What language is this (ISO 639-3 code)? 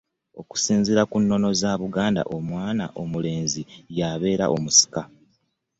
lug